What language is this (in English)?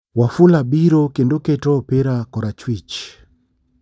Luo (Kenya and Tanzania)